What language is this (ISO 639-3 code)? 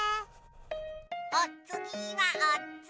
jpn